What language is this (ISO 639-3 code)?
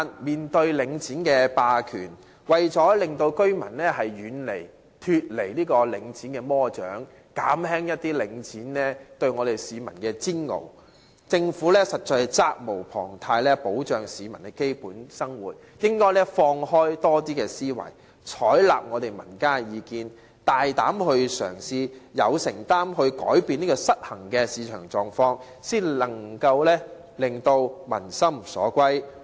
yue